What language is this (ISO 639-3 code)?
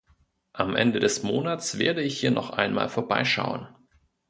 deu